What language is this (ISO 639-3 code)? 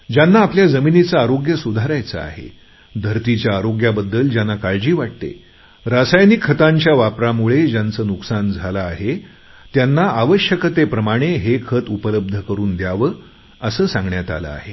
mar